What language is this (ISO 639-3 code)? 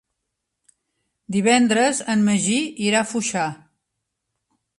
cat